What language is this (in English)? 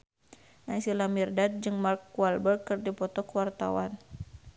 Sundanese